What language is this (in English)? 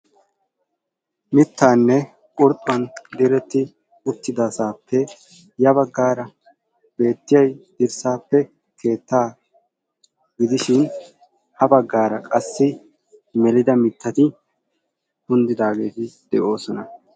Wolaytta